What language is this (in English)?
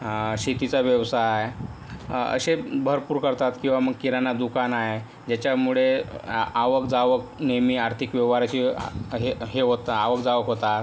Marathi